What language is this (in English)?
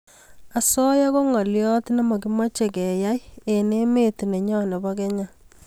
Kalenjin